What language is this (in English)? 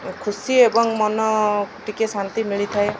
Odia